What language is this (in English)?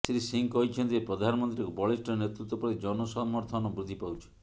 Odia